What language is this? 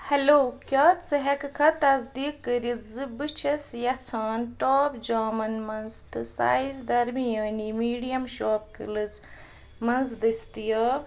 Kashmiri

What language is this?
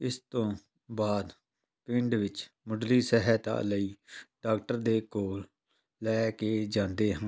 Punjabi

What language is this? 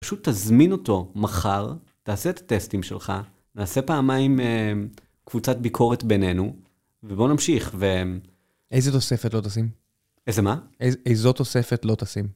Hebrew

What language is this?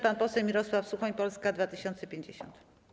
Polish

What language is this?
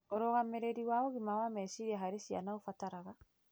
Kikuyu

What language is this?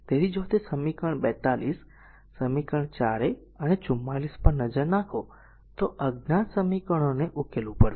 Gujarati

